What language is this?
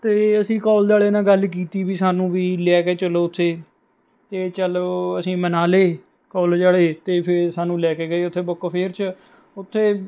Punjabi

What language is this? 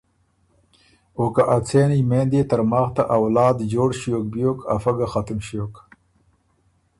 Ormuri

